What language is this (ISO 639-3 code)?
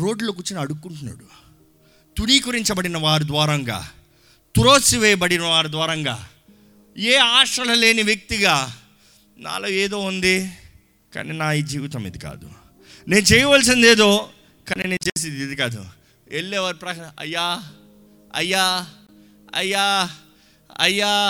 tel